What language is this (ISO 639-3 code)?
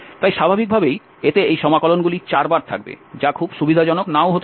ben